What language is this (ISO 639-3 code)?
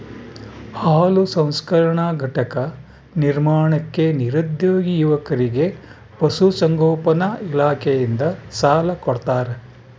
kan